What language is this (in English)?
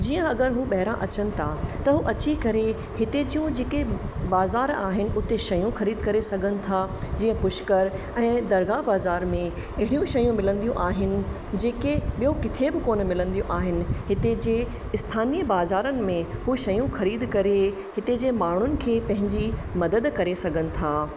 Sindhi